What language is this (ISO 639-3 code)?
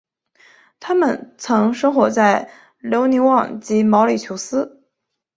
zho